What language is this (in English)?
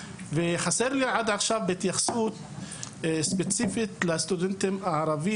Hebrew